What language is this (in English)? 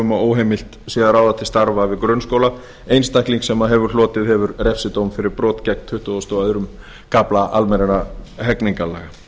Icelandic